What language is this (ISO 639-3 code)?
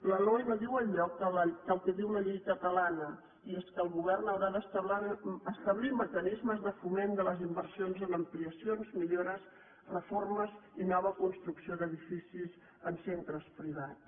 cat